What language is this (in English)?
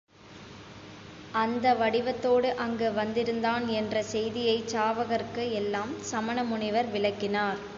Tamil